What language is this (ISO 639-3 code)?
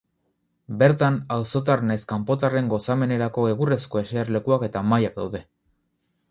eus